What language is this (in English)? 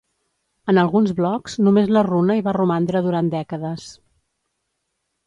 Catalan